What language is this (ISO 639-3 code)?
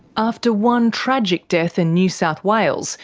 eng